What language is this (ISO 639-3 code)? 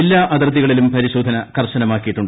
mal